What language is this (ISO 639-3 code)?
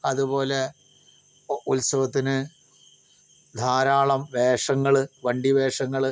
mal